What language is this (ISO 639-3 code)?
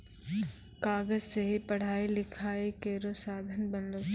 mai